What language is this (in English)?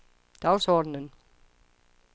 Danish